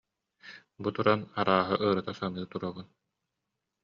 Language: Yakut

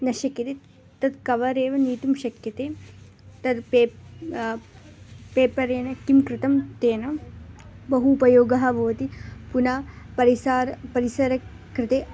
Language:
Sanskrit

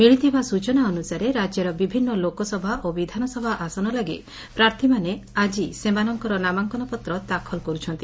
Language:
Odia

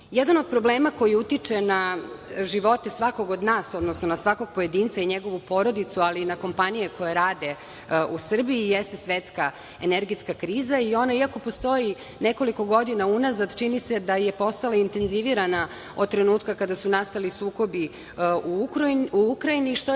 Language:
Serbian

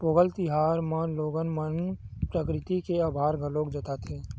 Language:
Chhattisgarhi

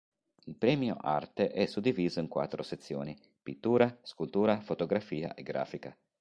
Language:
Italian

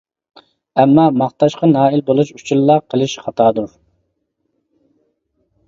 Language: Uyghur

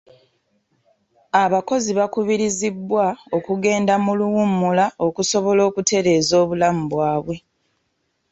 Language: Ganda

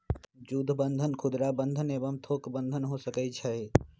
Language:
Magahi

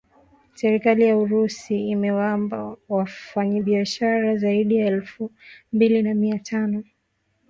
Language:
Swahili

